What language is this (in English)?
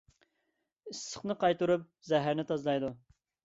Uyghur